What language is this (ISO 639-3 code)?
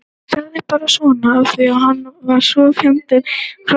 isl